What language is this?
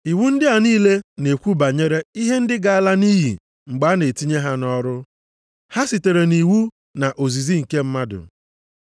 Igbo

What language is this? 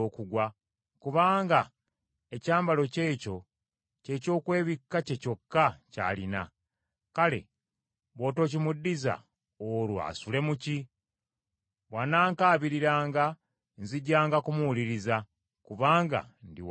Ganda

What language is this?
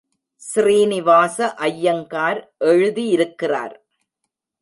Tamil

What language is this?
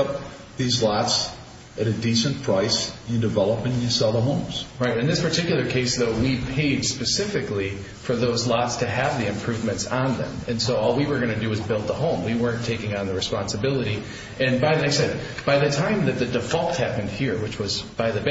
English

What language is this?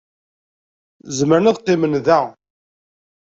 Kabyle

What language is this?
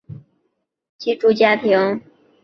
Chinese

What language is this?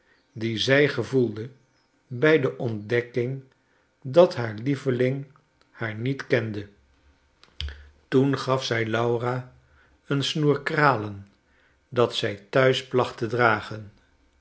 Dutch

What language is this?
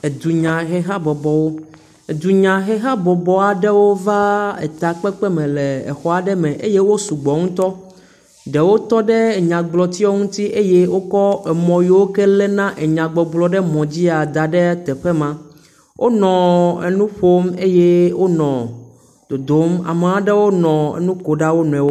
Ewe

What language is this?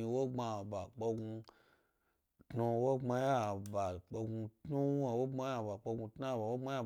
Gbari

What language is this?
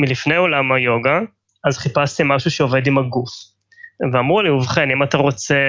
Hebrew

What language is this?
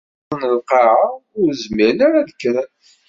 Kabyle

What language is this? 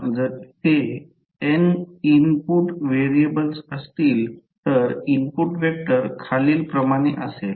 Marathi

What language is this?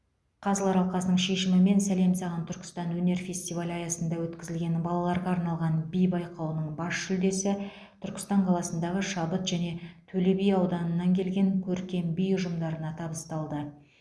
Kazakh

